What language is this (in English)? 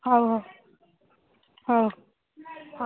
Odia